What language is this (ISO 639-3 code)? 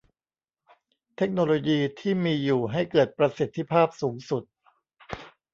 tha